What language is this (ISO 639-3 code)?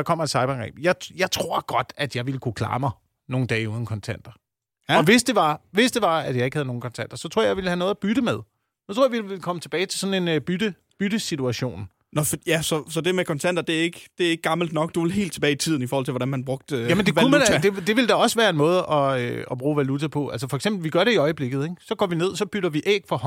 dan